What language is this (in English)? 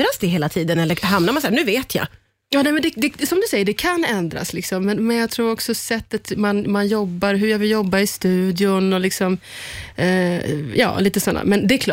Swedish